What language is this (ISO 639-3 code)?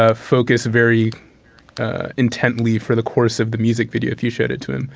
eng